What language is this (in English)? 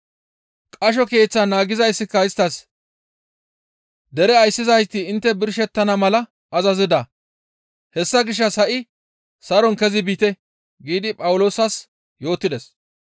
Gamo